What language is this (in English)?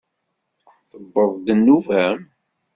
Kabyle